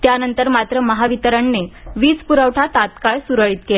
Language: Marathi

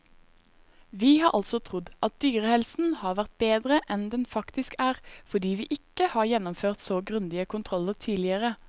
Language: Norwegian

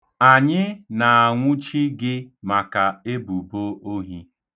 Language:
Igbo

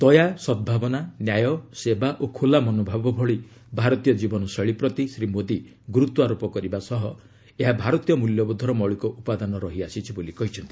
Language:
Odia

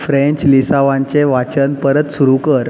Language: Konkani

